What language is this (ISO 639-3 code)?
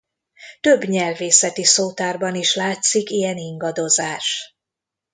hun